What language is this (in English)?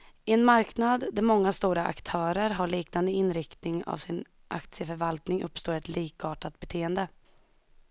Swedish